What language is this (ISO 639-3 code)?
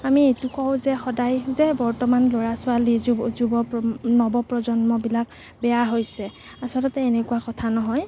asm